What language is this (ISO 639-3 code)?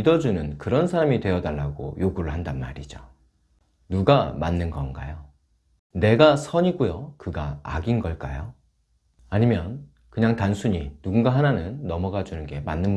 kor